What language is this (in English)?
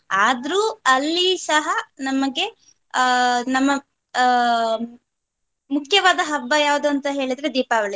Kannada